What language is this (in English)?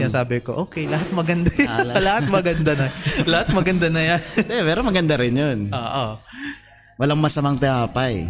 Filipino